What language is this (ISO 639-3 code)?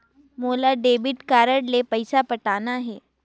hne